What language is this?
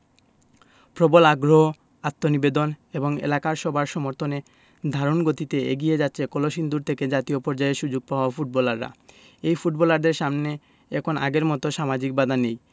Bangla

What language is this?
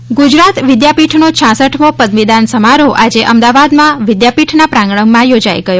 Gujarati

